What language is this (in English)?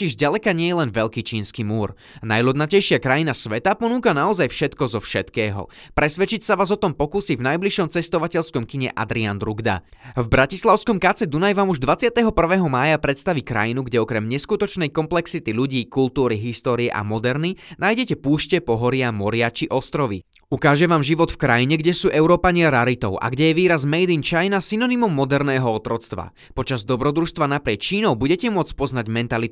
Slovak